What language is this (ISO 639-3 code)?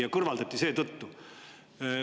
est